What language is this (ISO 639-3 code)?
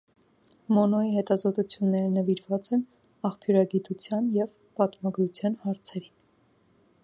hye